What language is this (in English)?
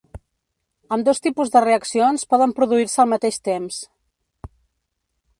Catalan